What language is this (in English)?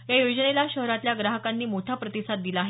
Marathi